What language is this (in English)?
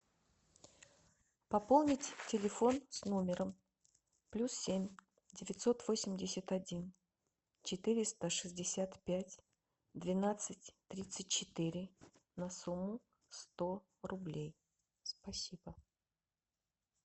Russian